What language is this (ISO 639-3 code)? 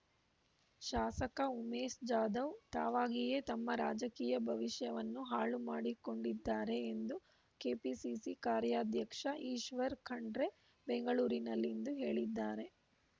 kan